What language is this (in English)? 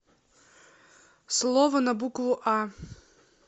Russian